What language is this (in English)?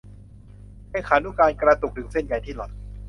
Thai